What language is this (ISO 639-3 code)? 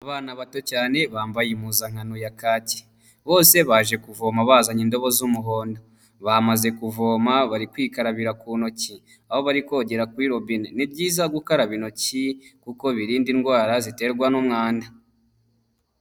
kin